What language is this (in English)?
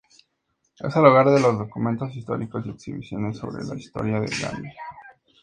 Spanish